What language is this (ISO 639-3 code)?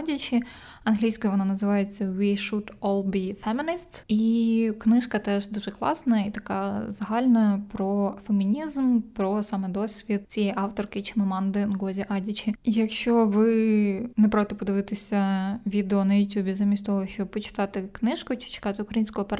ukr